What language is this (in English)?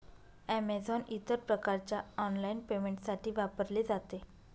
Marathi